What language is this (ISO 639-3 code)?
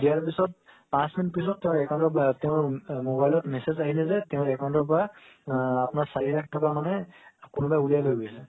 asm